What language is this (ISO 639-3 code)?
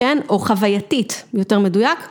heb